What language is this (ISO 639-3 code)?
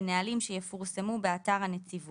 heb